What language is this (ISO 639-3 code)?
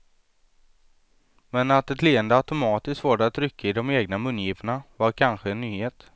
swe